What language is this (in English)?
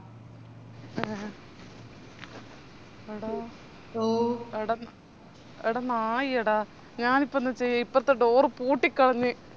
Malayalam